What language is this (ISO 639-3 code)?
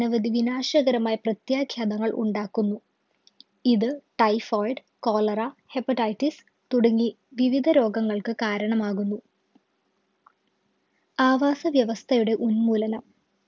mal